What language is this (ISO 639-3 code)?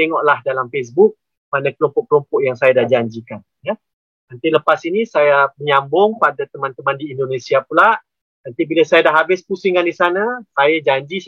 msa